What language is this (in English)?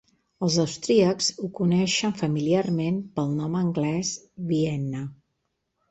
Catalan